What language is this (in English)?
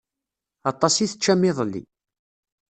Kabyle